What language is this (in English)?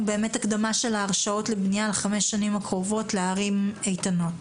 Hebrew